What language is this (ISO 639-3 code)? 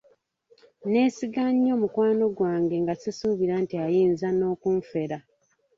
lug